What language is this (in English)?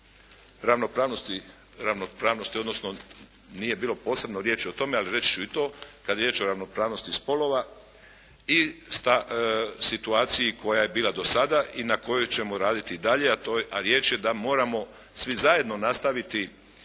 Croatian